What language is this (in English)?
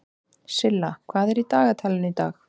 Icelandic